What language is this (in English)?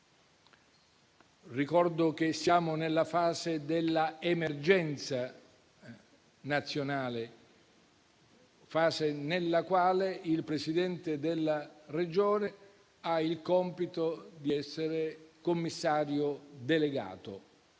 Italian